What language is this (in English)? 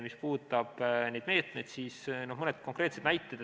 Estonian